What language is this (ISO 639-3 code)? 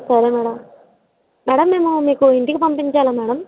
tel